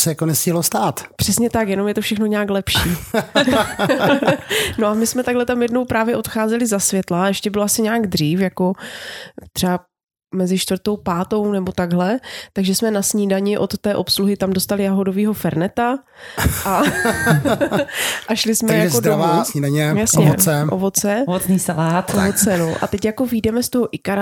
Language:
Czech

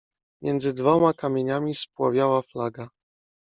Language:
Polish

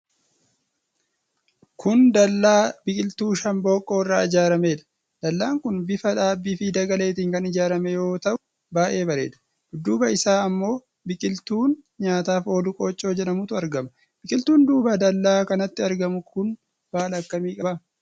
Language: Oromo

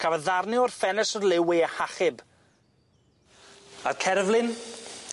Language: Welsh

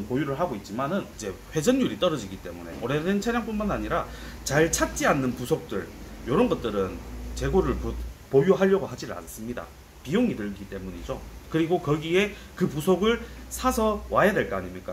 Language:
Korean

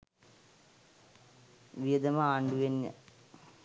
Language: Sinhala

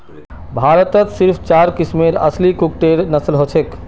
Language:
Magahi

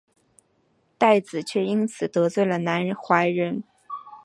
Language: Chinese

